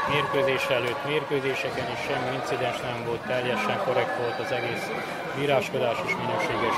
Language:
Hungarian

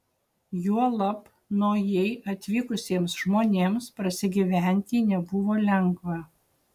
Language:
Lithuanian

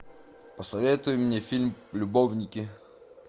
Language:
Russian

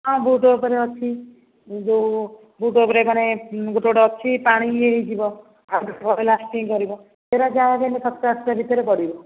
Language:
Odia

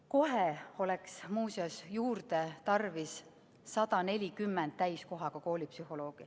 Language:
Estonian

